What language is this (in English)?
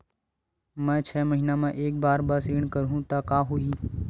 Chhattisgarhi